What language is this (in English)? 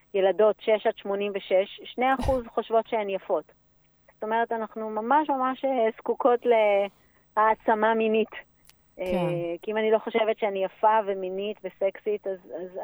Hebrew